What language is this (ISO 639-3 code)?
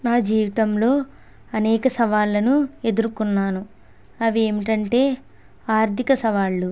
tel